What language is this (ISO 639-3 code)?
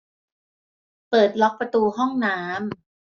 tha